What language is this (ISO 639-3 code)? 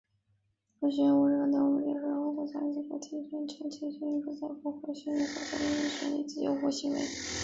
zho